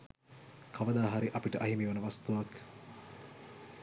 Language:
Sinhala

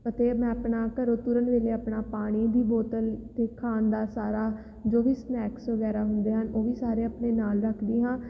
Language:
Punjabi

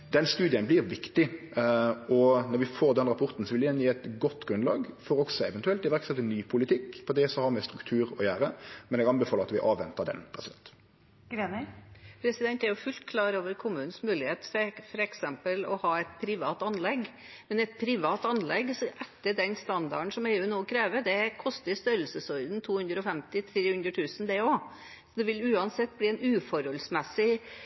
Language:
Norwegian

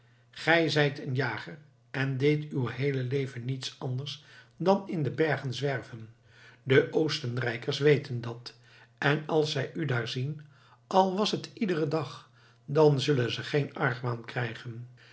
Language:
Dutch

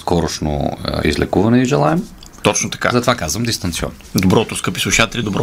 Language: Bulgarian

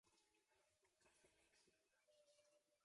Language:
Greek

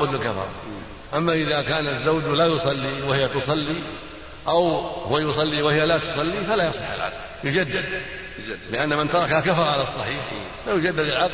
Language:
Arabic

